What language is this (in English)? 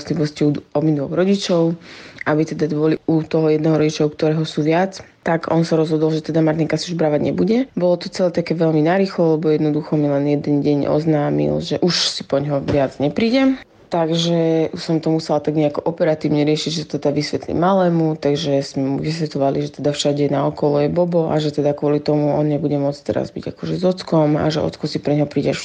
Slovak